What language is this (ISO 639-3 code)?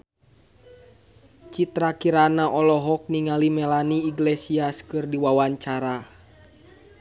sun